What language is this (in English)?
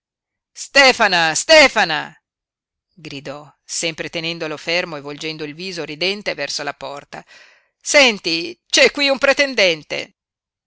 Italian